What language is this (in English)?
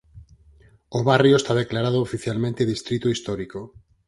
Galician